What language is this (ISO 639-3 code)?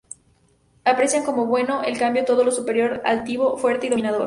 spa